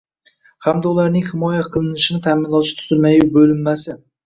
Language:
Uzbek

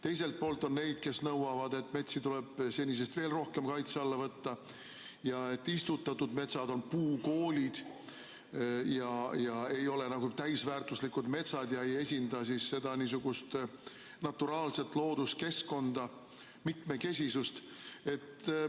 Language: Estonian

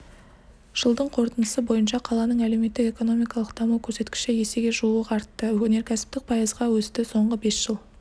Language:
Kazakh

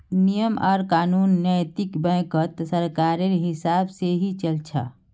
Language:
Magahi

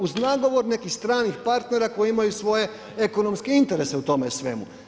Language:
Croatian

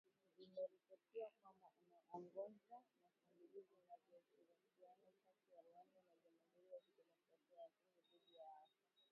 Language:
Swahili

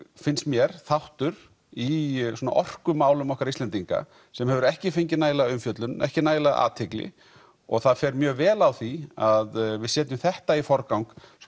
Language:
Icelandic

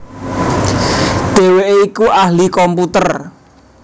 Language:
Javanese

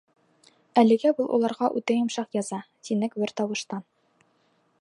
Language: Bashkir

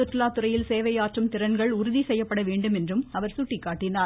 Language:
Tamil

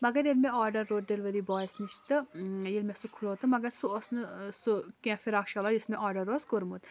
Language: Kashmiri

